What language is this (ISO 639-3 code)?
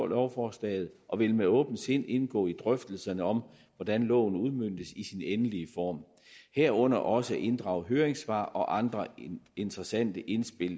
dan